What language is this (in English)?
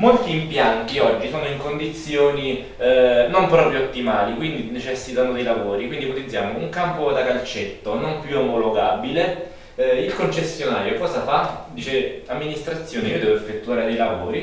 Italian